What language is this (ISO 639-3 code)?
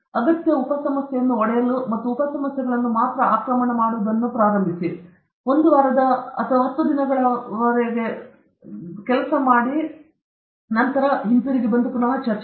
kan